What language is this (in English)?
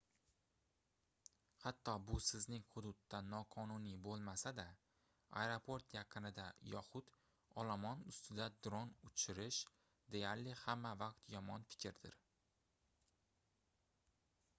Uzbek